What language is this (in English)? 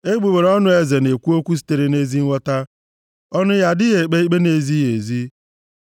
Igbo